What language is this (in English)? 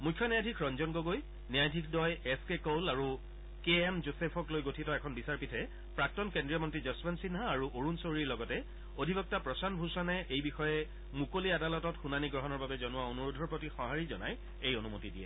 Assamese